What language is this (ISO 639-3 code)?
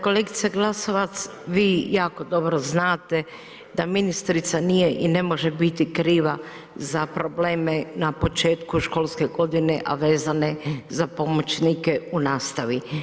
hrv